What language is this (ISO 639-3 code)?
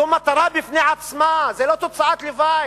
heb